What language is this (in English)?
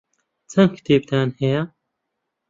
Central Kurdish